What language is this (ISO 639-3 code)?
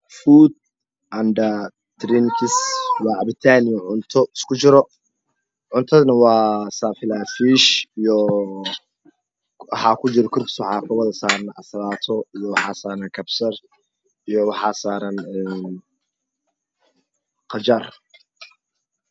som